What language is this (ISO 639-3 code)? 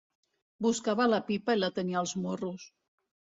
cat